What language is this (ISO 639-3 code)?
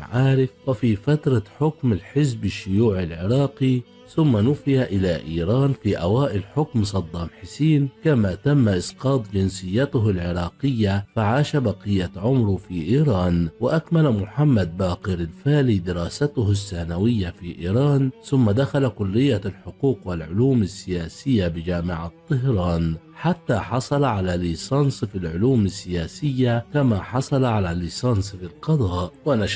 ara